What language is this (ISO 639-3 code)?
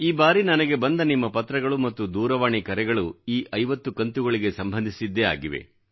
kan